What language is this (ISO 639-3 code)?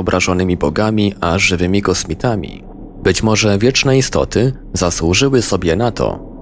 pol